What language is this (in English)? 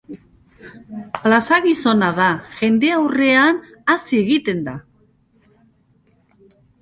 Basque